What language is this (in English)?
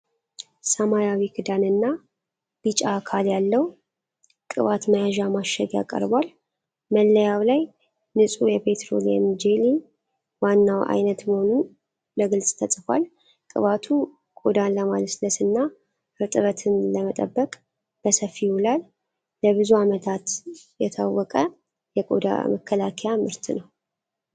Amharic